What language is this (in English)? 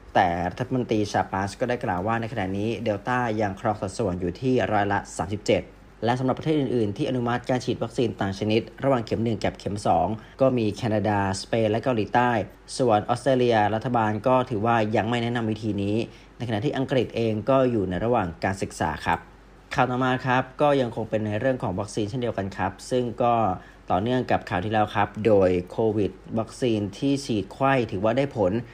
Thai